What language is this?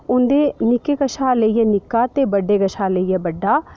Dogri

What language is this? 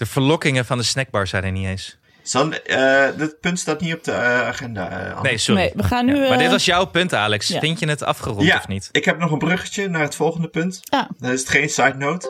Dutch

